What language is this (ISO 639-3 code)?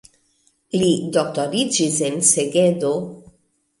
epo